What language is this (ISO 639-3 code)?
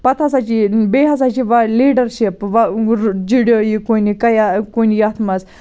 kas